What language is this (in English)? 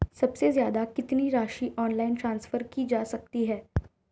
Hindi